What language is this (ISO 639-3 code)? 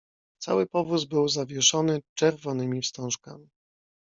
pol